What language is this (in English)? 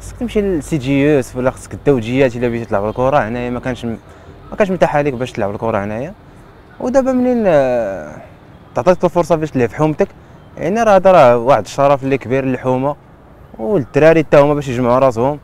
Arabic